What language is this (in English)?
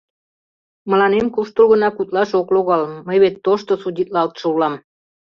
Mari